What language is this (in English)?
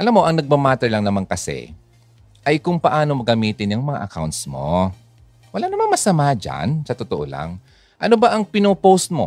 Filipino